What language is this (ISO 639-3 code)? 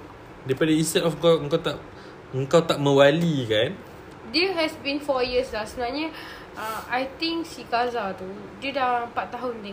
msa